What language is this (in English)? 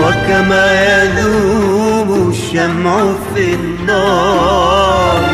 Arabic